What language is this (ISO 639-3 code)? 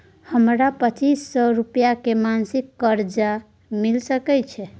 mai